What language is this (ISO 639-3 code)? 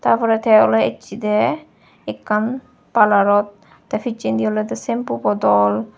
ccp